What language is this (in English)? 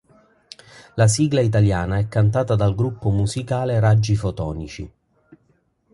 Italian